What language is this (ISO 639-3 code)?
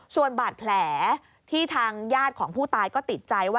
tha